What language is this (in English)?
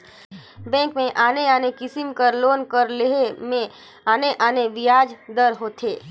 Chhattisgarhi